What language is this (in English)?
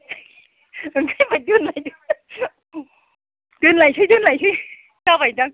Bodo